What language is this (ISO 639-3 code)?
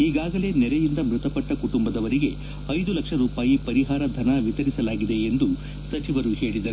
kan